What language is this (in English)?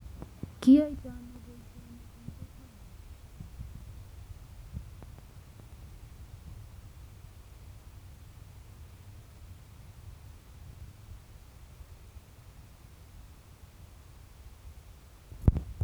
Kalenjin